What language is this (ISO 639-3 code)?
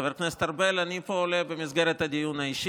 heb